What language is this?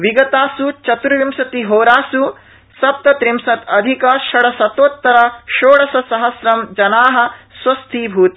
Sanskrit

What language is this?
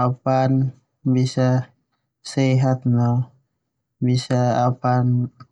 Termanu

